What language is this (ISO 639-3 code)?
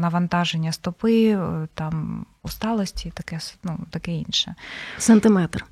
ukr